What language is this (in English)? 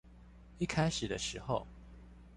Chinese